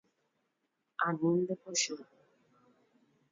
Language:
Guarani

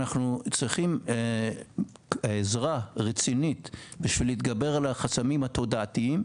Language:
Hebrew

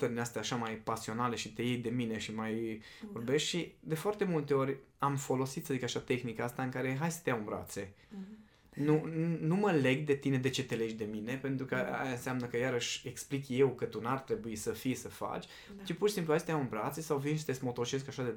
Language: Romanian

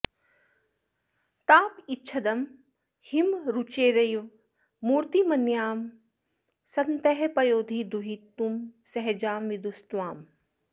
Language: Sanskrit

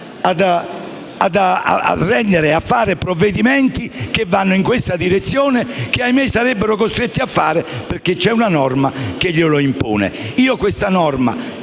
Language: Italian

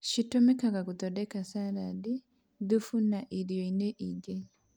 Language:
Kikuyu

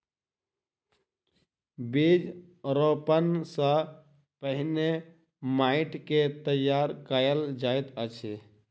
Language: Maithili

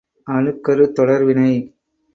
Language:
Tamil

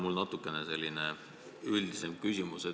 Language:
Estonian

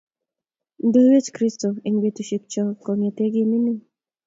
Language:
Kalenjin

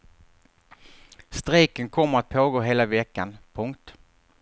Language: Swedish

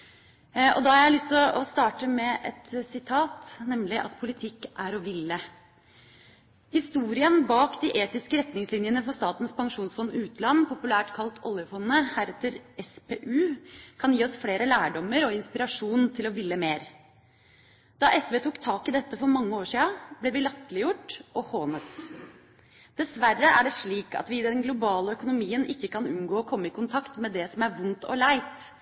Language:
Norwegian Bokmål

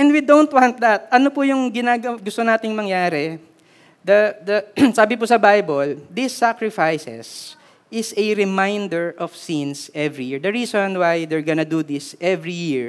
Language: Filipino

